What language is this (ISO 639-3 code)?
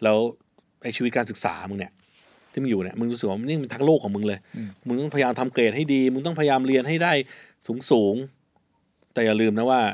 tha